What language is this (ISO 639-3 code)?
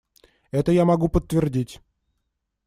rus